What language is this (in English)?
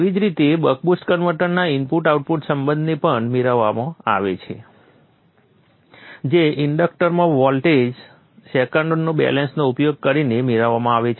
Gujarati